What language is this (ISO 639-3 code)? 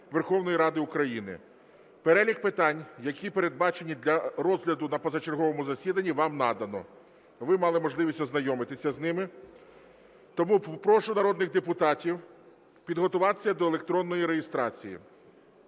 ukr